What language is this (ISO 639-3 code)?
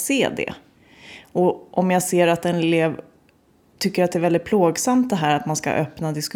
swe